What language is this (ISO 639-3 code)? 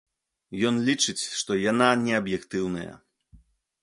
bel